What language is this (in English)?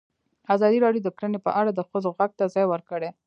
Pashto